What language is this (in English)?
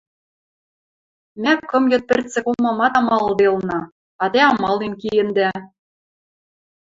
Western Mari